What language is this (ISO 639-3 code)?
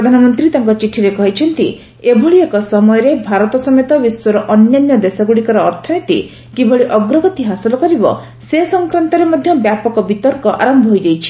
ori